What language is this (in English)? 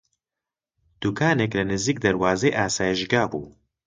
Central Kurdish